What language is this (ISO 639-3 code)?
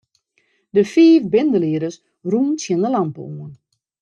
fry